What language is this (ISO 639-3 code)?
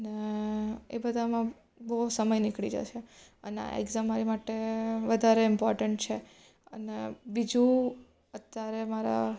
guj